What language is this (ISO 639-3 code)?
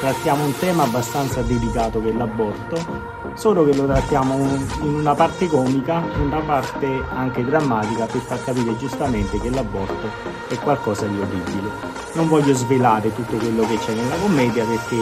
ita